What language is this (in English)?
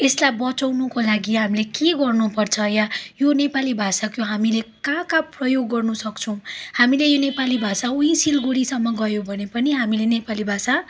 Nepali